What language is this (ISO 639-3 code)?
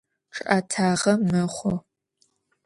ady